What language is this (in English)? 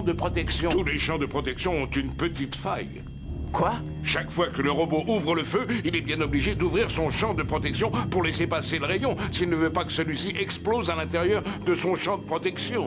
French